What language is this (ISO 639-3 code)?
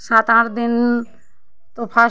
ori